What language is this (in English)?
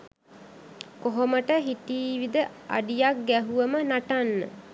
Sinhala